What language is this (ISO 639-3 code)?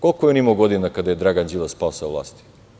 srp